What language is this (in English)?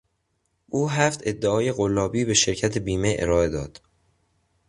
Persian